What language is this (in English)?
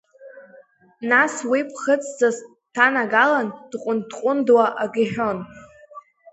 Abkhazian